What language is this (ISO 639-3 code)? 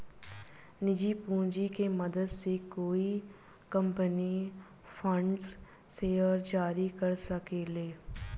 bho